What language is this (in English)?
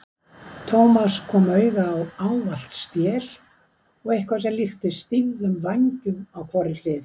Icelandic